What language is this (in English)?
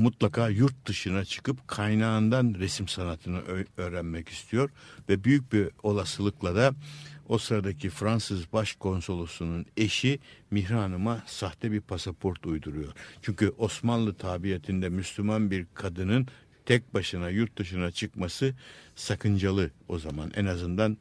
Turkish